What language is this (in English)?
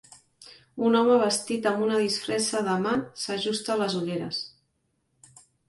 Catalan